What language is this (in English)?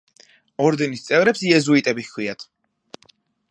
Georgian